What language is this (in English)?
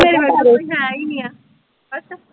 Punjabi